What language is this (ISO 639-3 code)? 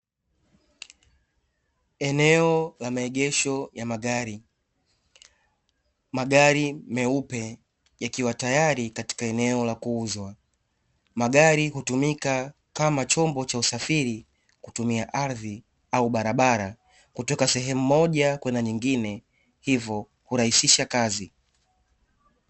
swa